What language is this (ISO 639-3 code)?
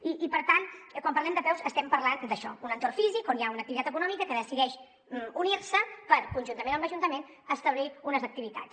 cat